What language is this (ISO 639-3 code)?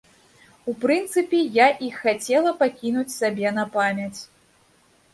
bel